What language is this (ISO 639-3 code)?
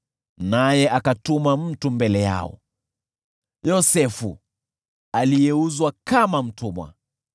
swa